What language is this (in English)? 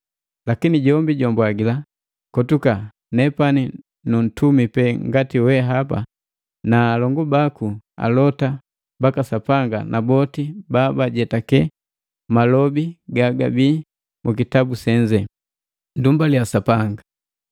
Matengo